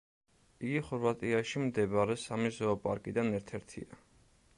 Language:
Georgian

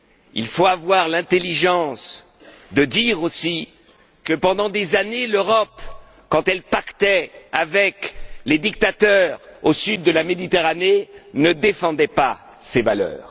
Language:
French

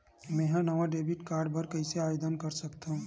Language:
Chhattisgarhi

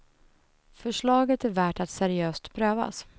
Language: Swedish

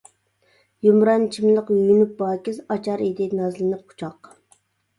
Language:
Uyghur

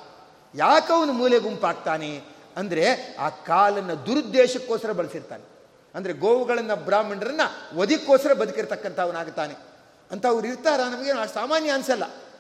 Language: Kannada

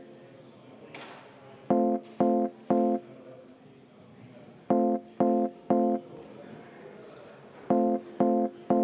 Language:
Estonian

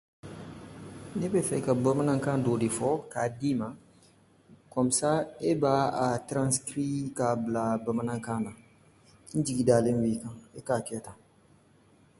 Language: Dyula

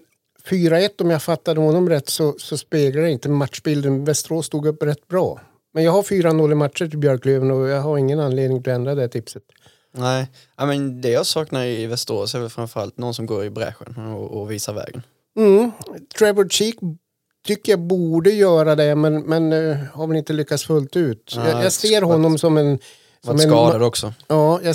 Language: Swedish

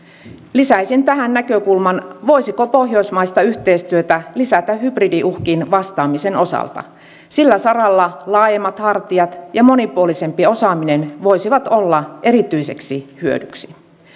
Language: Finnish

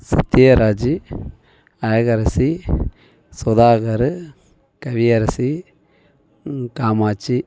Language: Tamil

